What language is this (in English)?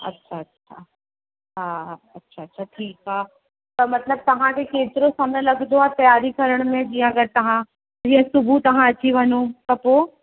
Sindhi